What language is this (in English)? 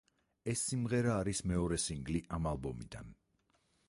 Georgian